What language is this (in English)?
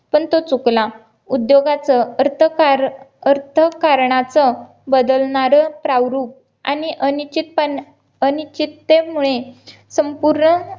Marathi